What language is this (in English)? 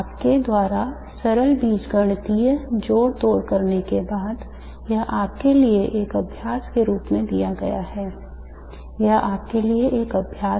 Hindi